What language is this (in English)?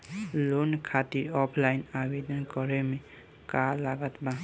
Bhojpuri